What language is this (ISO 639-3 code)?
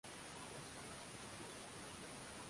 swa